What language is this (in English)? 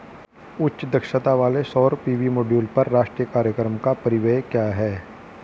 Hindi